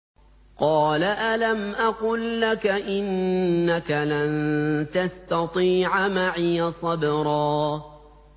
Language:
Arabic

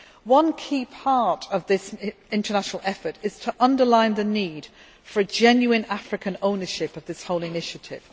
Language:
English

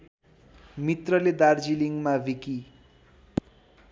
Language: Nepali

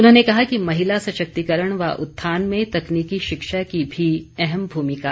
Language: Hindi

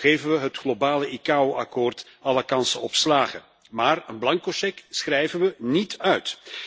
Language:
Dutch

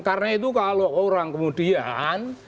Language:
Indonesian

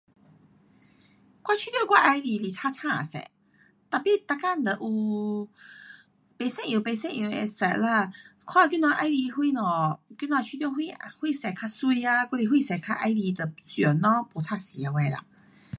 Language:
Pu-Xian Chinese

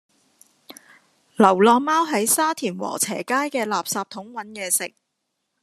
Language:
Cantonese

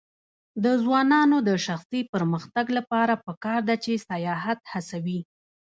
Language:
Pashto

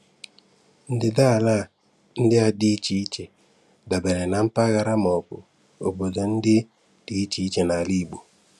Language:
Igbo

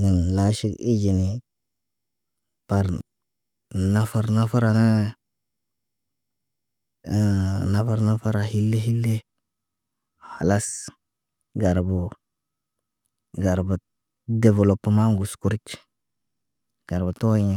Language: Naba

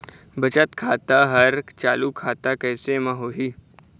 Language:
Chhattisgarhi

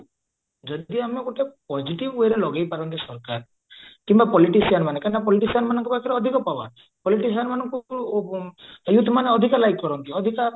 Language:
Odia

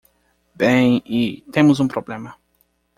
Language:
Portuguese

